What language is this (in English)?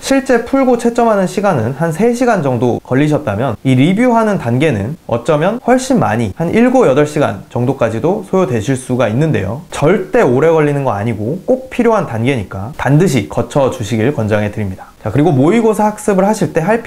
Korean